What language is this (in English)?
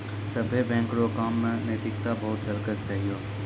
Maithili